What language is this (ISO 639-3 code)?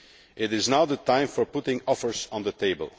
eng